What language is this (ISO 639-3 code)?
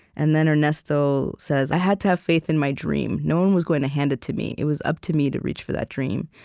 eng